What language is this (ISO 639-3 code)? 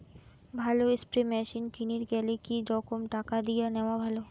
ben